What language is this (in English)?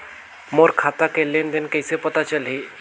Chhattisgarhi